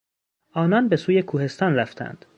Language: Persian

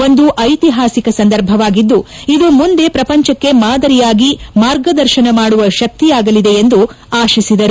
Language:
Kannada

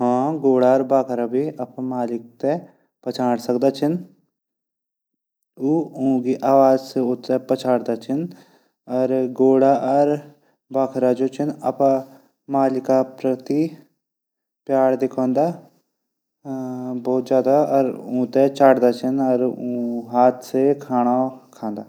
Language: Garhwali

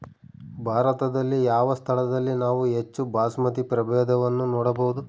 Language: Kannada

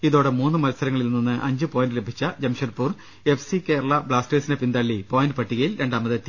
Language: Malayalam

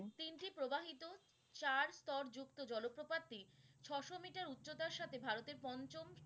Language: Bangla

